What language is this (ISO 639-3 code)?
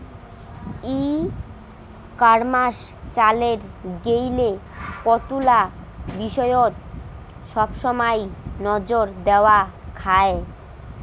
ben